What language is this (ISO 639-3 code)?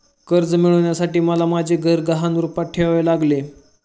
mar